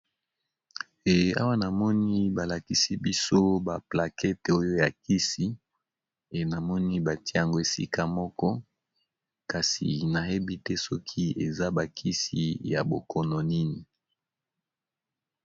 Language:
Lingala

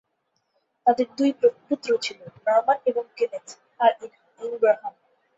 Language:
Bangla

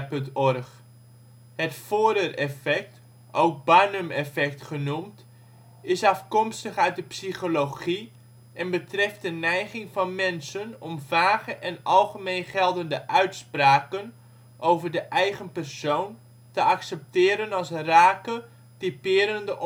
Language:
Dutch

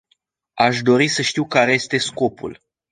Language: Romanian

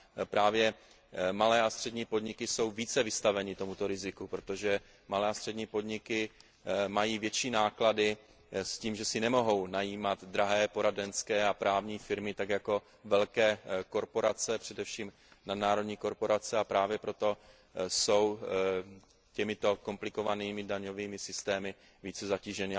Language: Czech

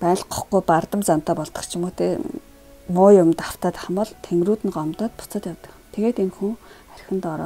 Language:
Korean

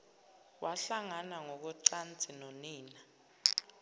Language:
Zulu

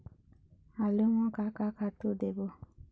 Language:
Chhattisgarhi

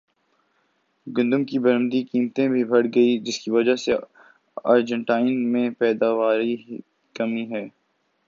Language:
Urdu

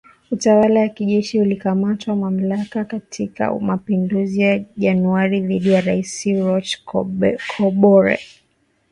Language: Swahili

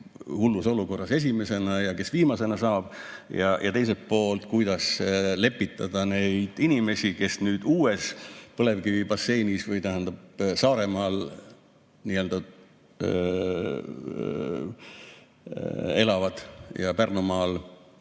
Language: Estonian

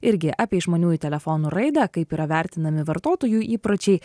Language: Lithuanian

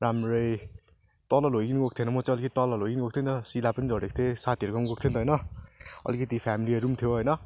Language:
Nepali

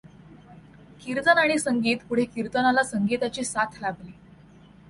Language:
Marathi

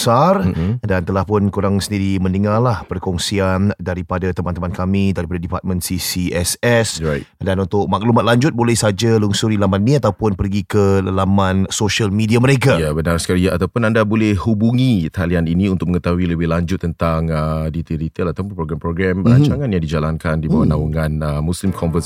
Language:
Malay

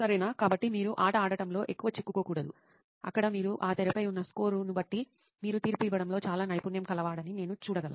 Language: Telugu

